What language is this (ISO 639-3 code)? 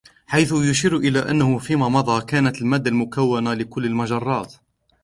ara